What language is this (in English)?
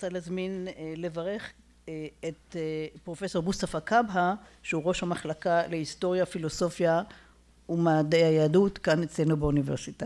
Hebrew